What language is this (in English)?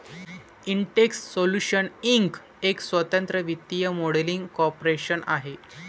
Marathi